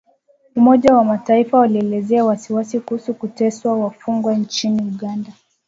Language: Swahili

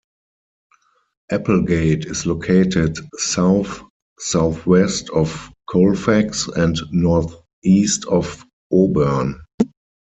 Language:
English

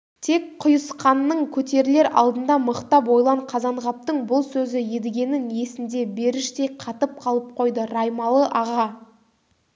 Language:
Kazakh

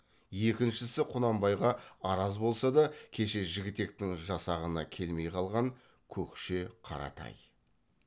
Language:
Kazakh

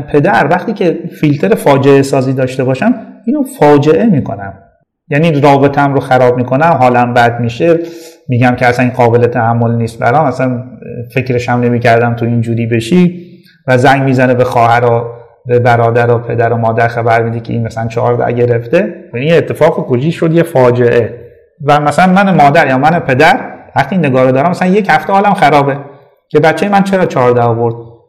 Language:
Persian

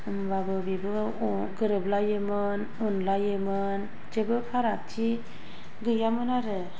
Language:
Bodo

